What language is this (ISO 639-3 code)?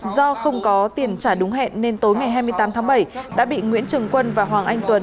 vie